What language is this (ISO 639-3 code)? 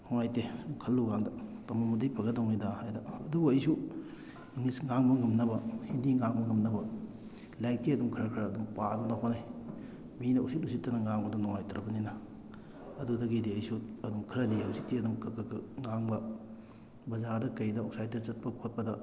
mni